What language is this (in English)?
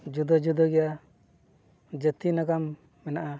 Santali